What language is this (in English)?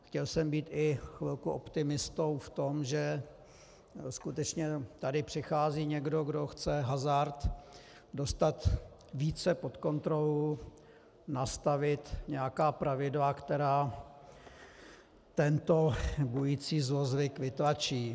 Czech